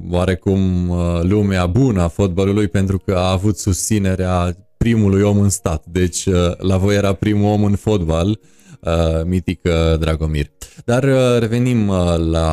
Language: Romanian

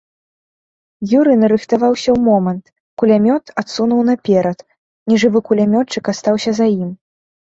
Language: Belarusian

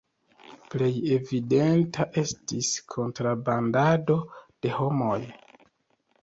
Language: Esperanto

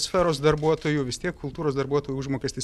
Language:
Lithuanian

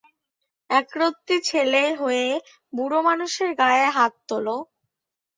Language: Bangla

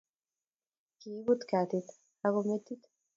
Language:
Kalenjin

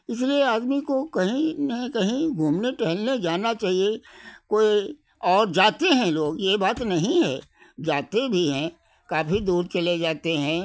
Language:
Hindi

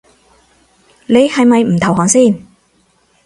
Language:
Cantonese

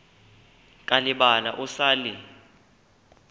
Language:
Northern Sotho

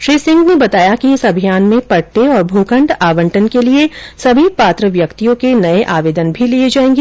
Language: Hindi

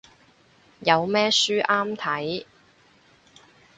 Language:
Cantonese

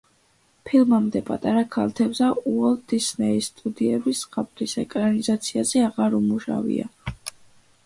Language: Georgian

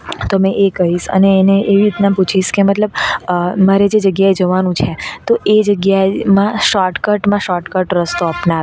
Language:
Gujarati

